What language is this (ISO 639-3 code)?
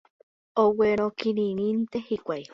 grn